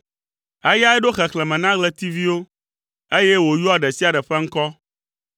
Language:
Ewe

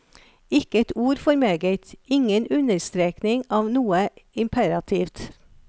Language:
Norwegian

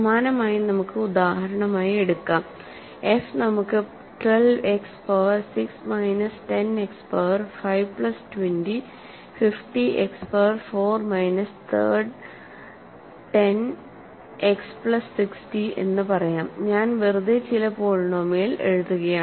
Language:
Malayalam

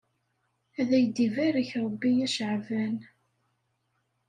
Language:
Kabyle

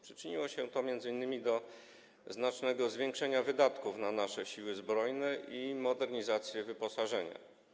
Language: Polish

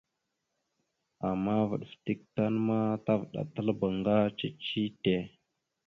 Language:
Mada (Cameroon)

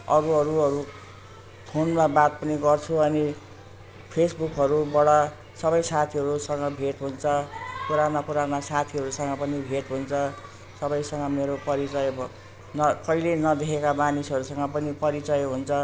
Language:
Nepali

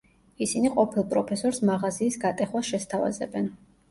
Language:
Georgian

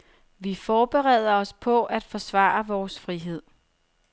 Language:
Danish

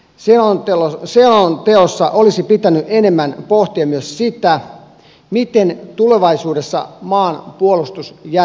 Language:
Finnish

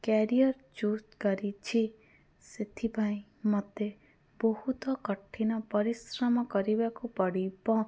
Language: Odia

